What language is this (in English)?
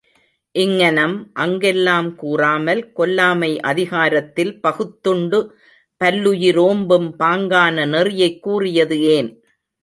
Tamil